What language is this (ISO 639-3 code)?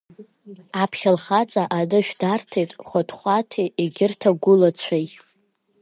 abk